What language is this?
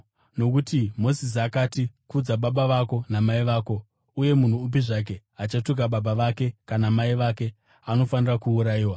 Shona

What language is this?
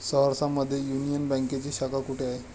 Marathi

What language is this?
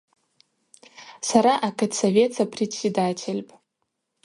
Abaza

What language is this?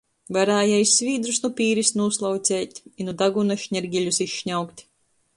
Latgalian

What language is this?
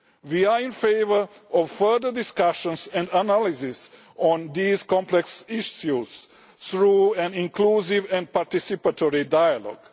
English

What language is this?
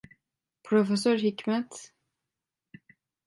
Turkish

